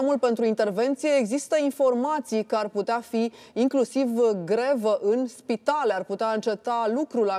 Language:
Romanian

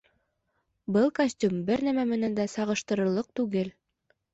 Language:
Bashkir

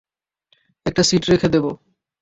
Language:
Bangla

